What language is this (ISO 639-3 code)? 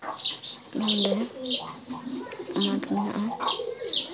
sat